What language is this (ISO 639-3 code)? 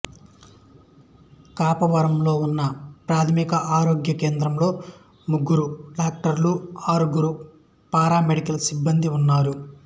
tel